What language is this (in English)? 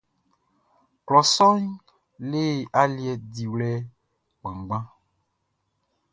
Baoulé